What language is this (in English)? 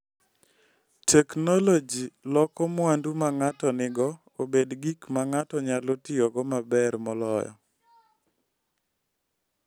Luo (Kenya and Tanzania)